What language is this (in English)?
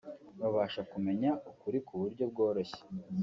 Kinyarwanda